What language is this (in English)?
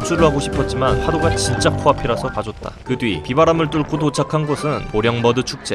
Korean